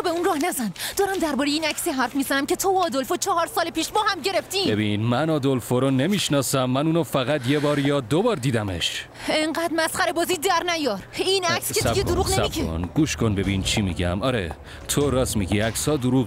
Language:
Persian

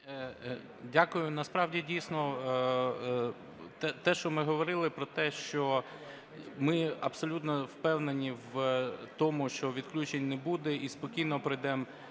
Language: Ukrainian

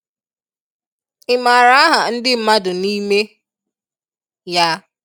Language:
Igbo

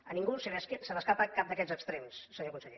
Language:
Catalan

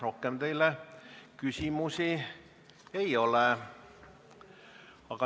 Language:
Estonian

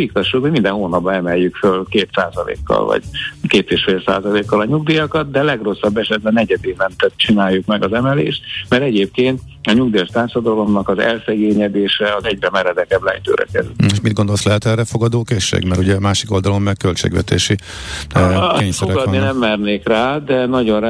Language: Hungarian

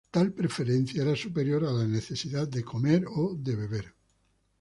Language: Spanish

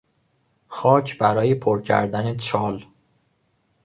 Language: Persian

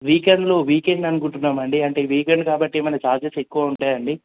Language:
Telugu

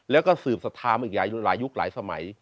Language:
Thai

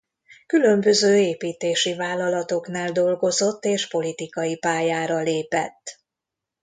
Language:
Hungarian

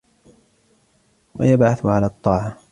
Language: Arabic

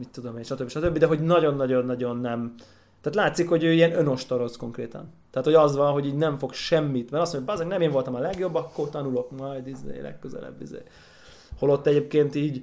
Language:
Hungarian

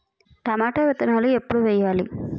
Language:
Telugu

